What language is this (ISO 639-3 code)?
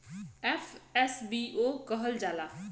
bho